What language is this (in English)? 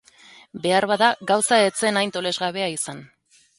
Basque